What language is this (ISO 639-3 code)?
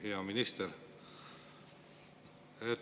est